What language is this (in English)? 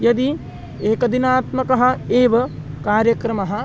Sanskrit